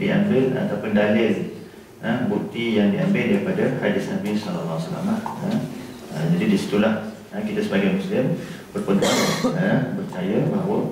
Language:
Malay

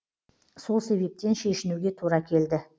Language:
Kazakh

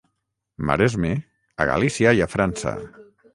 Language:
Catalan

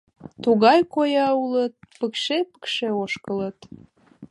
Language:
Mari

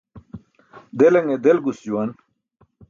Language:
Burushaski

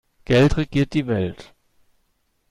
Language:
German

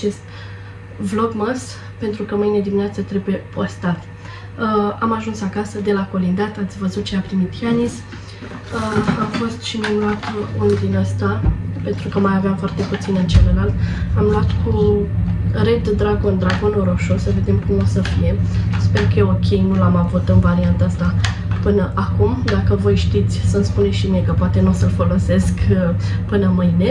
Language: Romanian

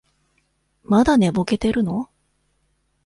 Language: Japanese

